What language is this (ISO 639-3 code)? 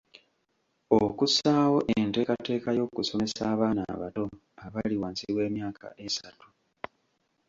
lug